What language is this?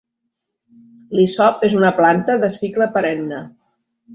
Catalan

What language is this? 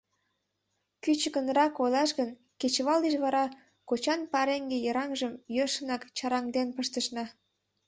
Mari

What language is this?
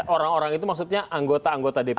Indonesian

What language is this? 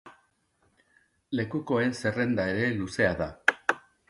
Basque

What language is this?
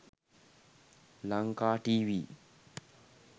Sinhala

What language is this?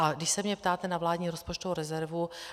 Czech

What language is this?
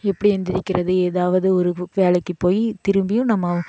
Tamil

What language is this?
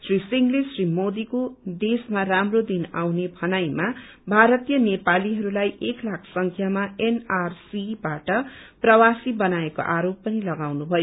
Nepali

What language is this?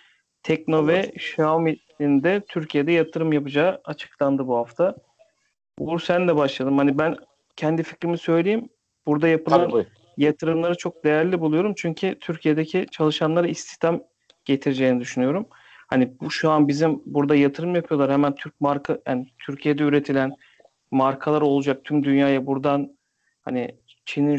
Turkish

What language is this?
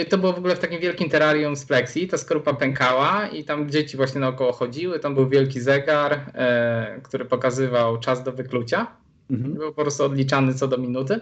Polish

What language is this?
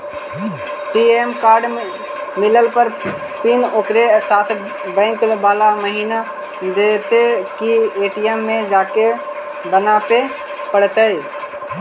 Magahi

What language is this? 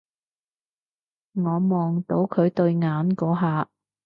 Cantonese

